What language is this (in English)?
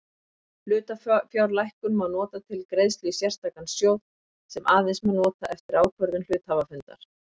Icelandic